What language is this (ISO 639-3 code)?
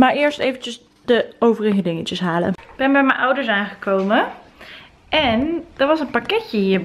nld